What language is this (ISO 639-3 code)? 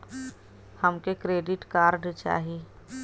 bho